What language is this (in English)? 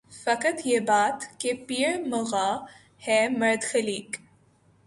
Urdu